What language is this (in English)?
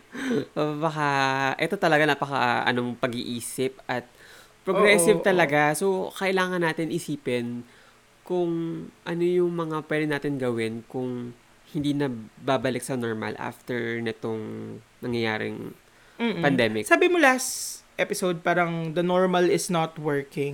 Filipino